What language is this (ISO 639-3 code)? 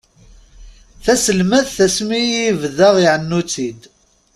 kab